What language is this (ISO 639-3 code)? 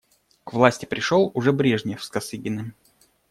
rus